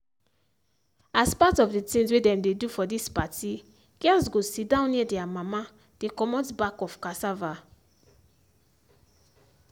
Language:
Nigerian Pidgin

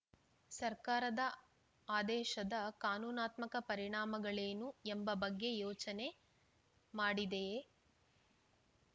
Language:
Kannada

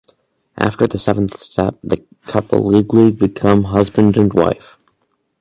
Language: English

